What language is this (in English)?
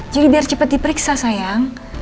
Indonesian